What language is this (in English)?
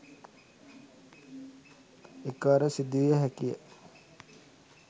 Sinhala